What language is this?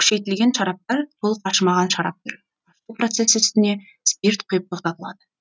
Kazakh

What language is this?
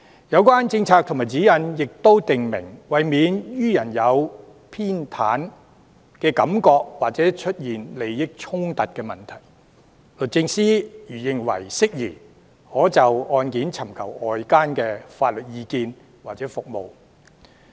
Cantonese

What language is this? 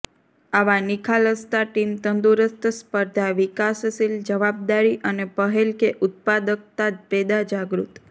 Gujarati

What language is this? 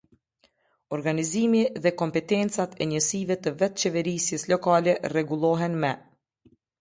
Albanian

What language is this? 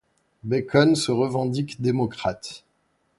French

